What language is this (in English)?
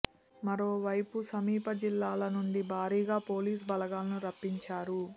Telugu